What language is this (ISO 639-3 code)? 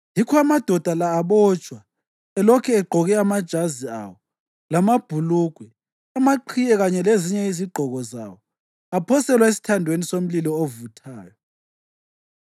nde